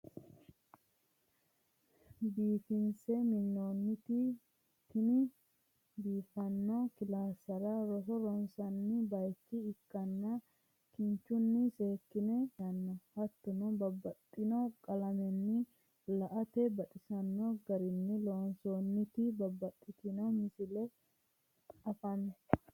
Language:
Sidamo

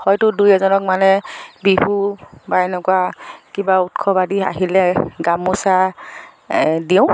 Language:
Assamese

